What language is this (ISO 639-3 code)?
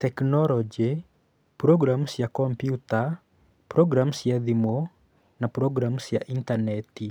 kik